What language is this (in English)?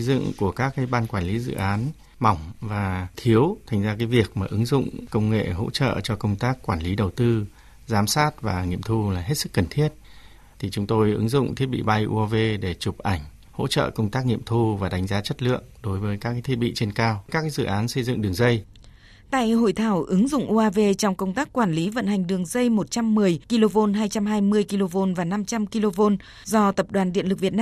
Vietnamese